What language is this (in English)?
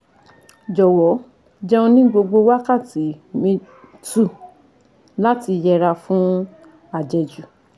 Yoruba